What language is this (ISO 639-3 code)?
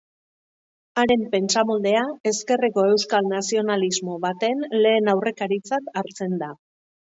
eus